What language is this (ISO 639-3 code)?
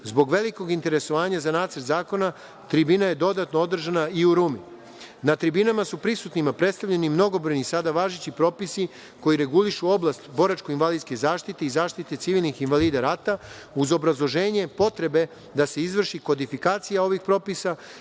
srp